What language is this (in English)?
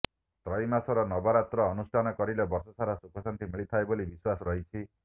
Odia